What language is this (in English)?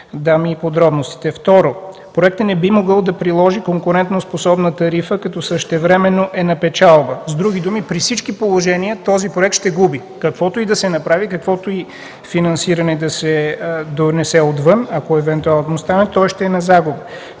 Bulgarian